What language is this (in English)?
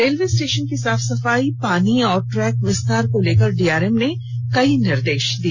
Hindi